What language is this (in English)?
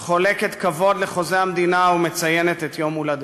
Hebrew